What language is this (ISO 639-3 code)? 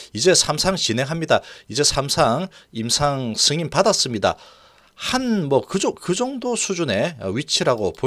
kor